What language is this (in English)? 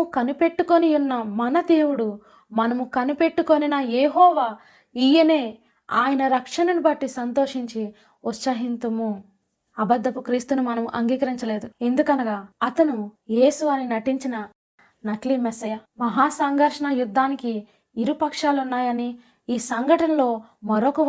Telugu